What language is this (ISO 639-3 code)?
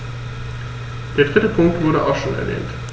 deu